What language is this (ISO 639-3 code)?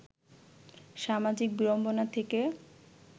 ben